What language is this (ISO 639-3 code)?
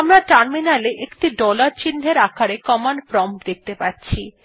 ben